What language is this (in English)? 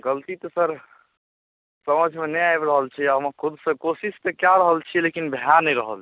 Maithili